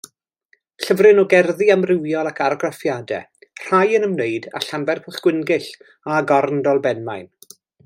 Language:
Welsh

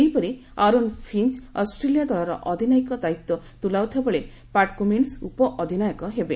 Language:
Odia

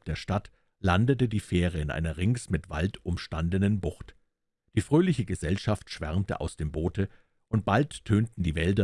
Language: German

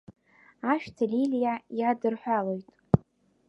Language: Abkhazian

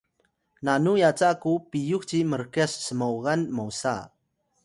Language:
Atayal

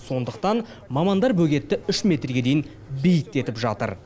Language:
Kazakh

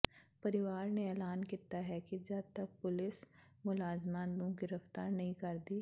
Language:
Punjabi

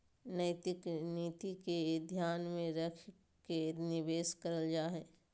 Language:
Magahi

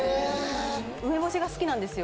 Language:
Japanese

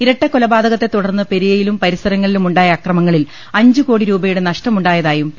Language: Malayalam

